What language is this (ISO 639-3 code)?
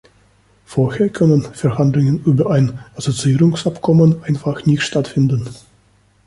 deu